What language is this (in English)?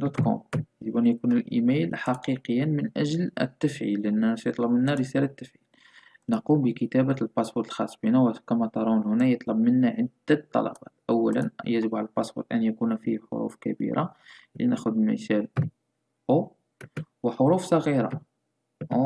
Arabic